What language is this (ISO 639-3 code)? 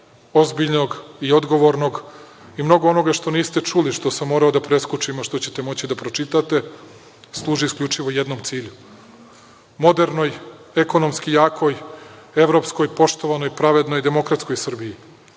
srp